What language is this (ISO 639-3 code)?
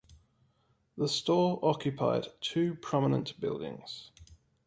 eng